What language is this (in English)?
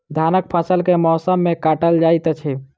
Maithili